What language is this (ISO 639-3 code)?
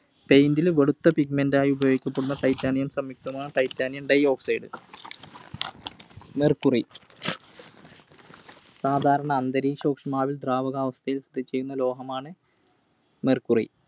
mal